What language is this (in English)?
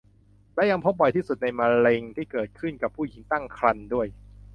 Thai